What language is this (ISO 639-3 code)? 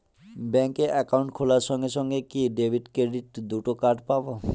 ben